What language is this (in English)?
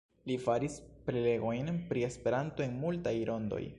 Esperanto